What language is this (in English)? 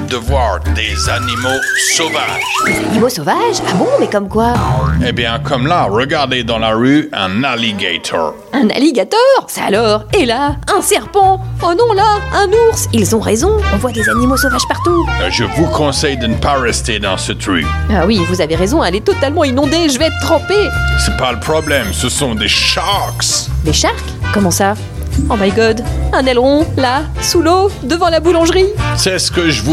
French